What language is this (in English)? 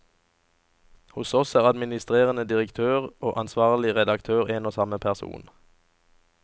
Norwegian